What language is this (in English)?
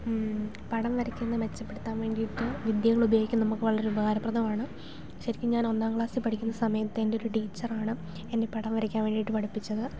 Malayalam